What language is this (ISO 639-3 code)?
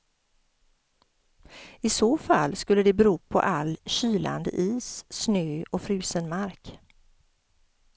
swe